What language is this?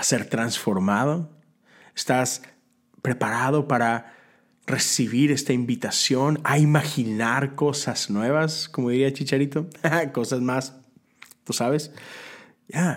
Spanish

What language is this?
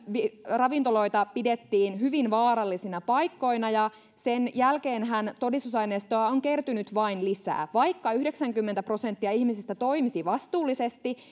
Finnish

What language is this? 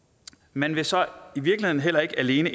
Danish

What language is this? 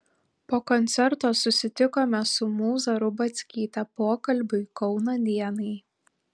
Lithuanian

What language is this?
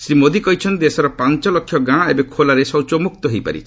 Odia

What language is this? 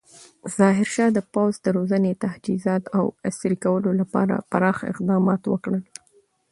Pashto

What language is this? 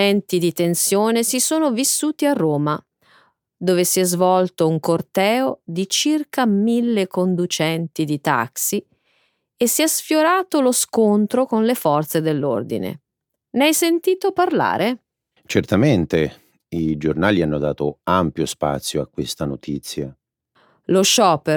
Italian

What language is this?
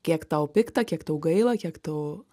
Lithuanian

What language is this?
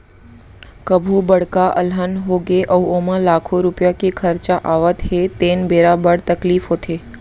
Chhattisgarhi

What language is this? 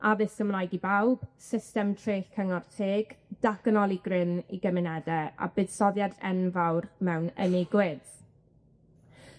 Welsh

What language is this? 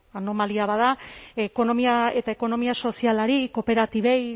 Basque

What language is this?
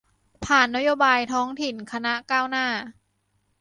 Thai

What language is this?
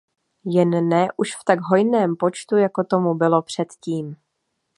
Czech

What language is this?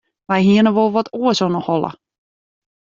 Western Frisian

